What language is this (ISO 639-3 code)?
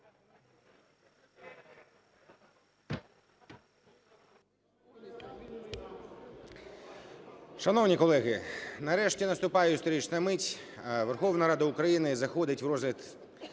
ukr